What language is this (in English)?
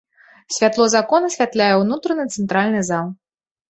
Belarusian